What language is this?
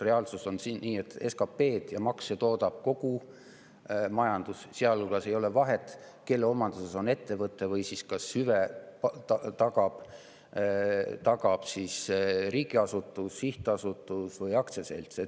Estonian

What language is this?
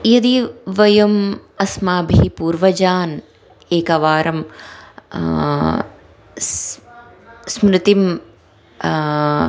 Sanskrit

